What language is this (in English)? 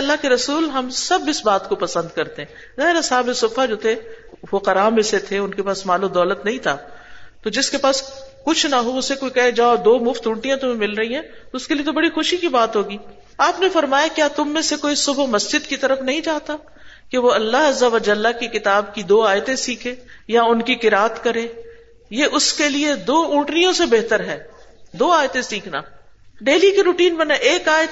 Urdu